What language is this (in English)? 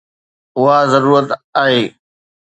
Sindhi